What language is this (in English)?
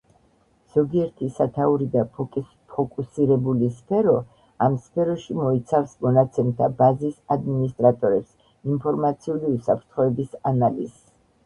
Georgian